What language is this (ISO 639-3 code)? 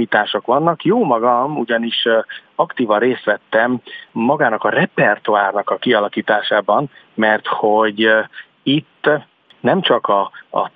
hun